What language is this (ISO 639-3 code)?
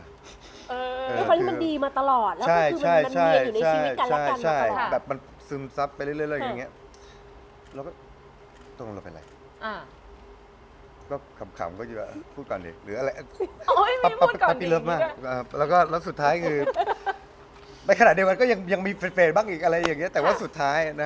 tha